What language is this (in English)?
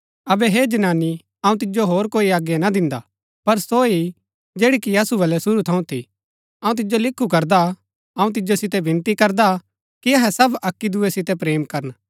Gaddi